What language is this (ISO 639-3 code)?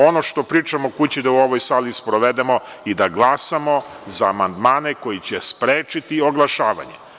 srp